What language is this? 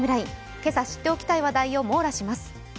Japanese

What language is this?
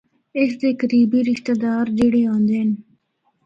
Northern Hindko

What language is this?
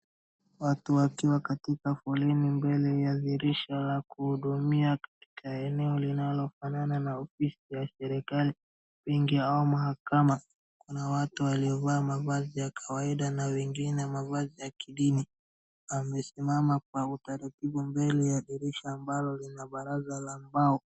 Swahili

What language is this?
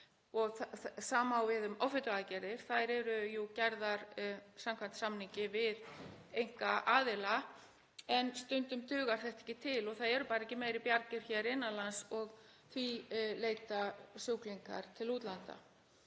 Icelandic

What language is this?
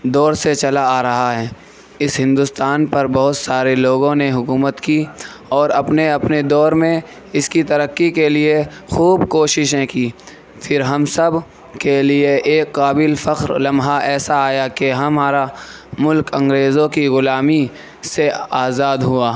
Urdu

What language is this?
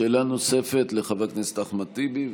Hebrew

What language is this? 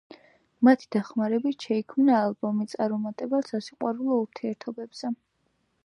Georgian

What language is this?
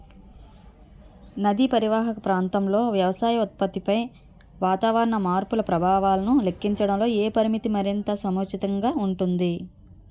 Telugu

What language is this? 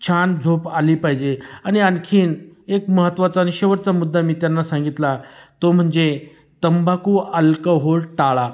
Marathi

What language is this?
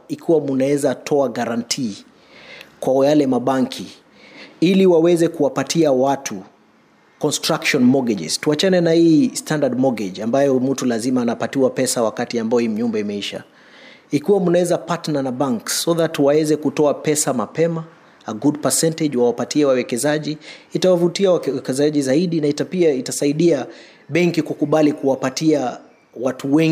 Swahili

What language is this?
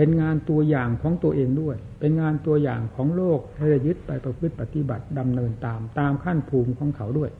Thai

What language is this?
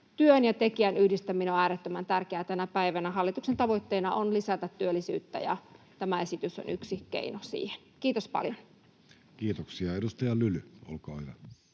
Finnish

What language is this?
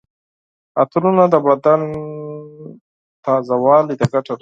Pashto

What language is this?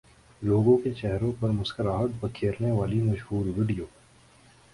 Urdu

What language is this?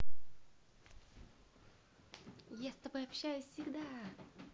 Russian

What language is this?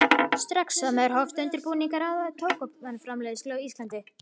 Icelandic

